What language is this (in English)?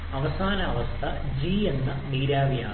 Malayalam